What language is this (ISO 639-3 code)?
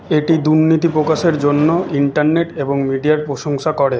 ben